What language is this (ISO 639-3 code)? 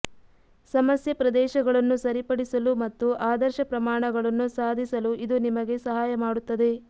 kan